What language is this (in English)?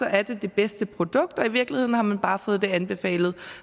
Danish